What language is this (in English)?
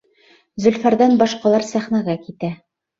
Bashkir